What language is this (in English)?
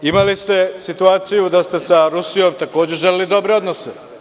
Serbian